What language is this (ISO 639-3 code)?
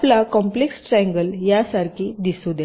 mar